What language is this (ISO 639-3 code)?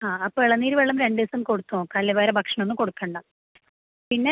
mal